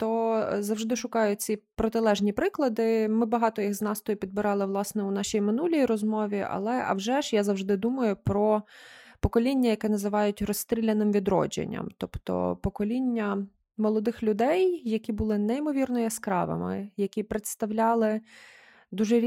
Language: Ukrainian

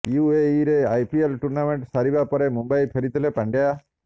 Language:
Odia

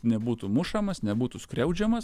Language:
Lithuanian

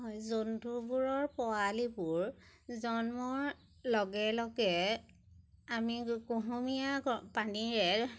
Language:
Assamese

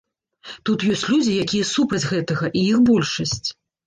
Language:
Belarusian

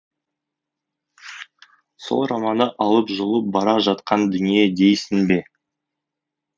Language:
Kazakh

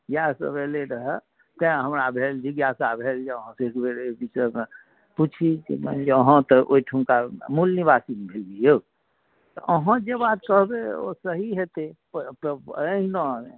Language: Maithili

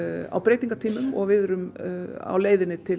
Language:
Icelandic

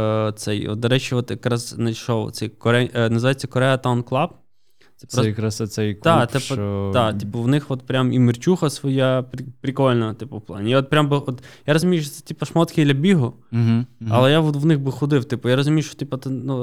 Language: Ukrainian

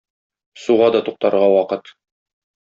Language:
Tatar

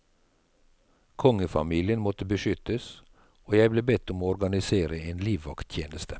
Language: Norwegian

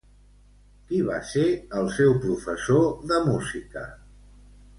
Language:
Catalan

